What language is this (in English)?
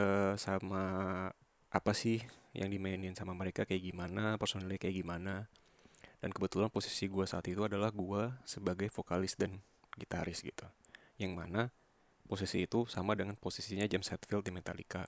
Indonesian